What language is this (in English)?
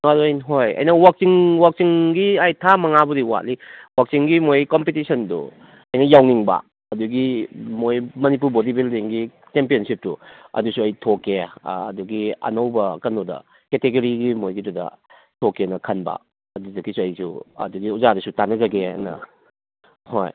Manipuri